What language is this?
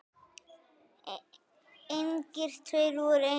Icelandic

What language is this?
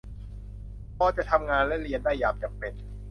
Thai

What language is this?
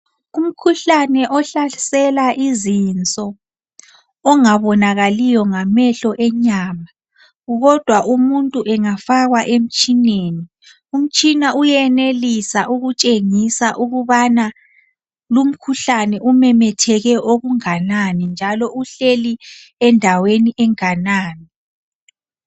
North Ndebele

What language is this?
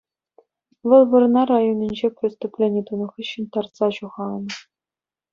Chuvash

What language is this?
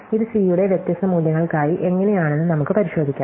Malayalam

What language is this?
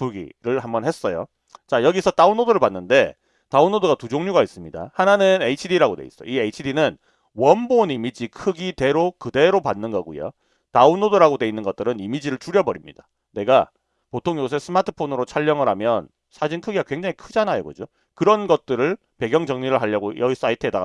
Korean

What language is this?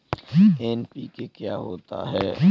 Hindi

